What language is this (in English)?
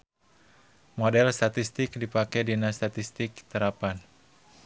Sundanese